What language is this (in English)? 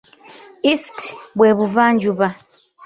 Ganda